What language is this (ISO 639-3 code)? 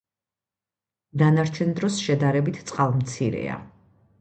kat